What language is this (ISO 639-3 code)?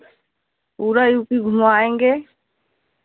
hin